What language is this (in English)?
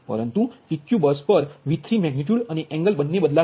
Gujarati